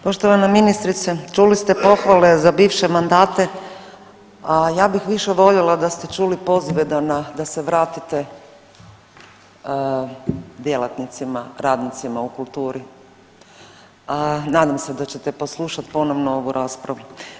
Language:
Croatian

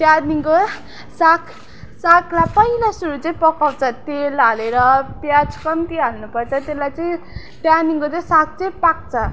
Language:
Nepali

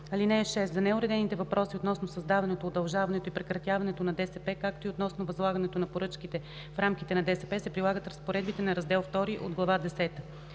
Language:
Bulgarian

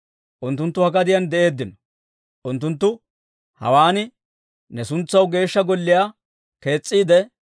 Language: Dawro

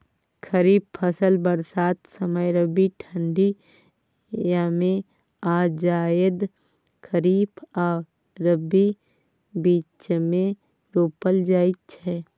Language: Maithili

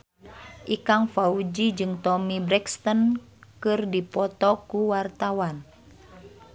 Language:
Sundanese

